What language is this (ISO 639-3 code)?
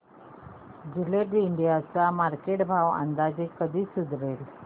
mar